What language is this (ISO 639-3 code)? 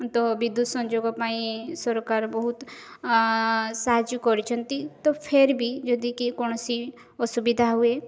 ori